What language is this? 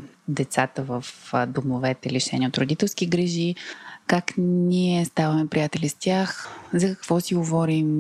Bulgarian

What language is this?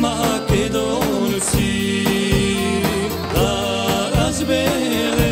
Romanian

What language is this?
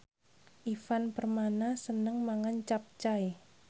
Javanese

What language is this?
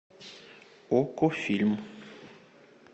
Russian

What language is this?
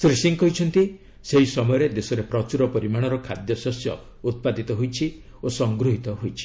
Odia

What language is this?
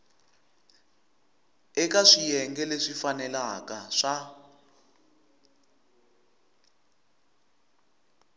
Tsonga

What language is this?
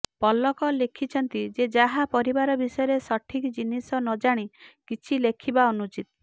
Odia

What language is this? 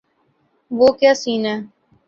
Urdu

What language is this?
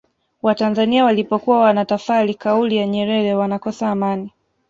Swahili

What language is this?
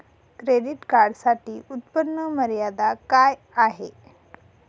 Marathi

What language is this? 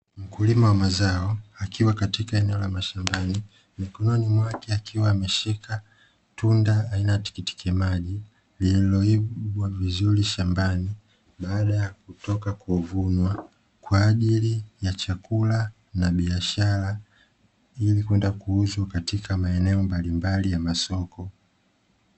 Swahili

